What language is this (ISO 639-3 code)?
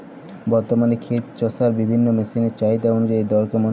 ben